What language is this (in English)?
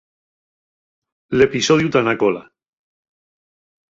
Asturian